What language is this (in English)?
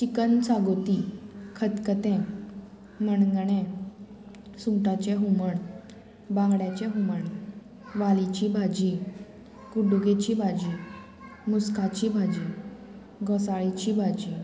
Konkani